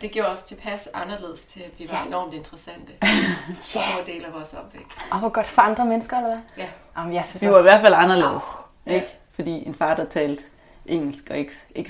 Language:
Danish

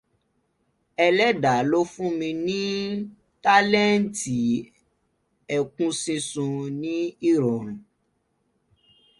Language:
Yoruba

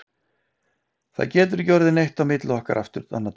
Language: Icelandic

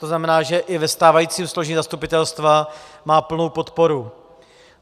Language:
Czech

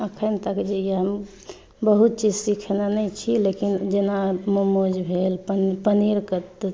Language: Maithili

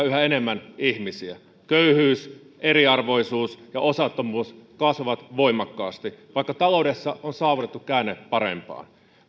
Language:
Finnish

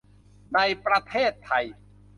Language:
Thai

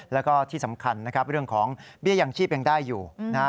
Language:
Thai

